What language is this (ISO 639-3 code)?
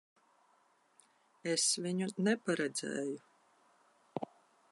lav